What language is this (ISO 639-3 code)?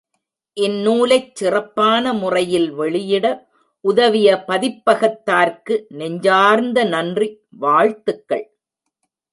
tam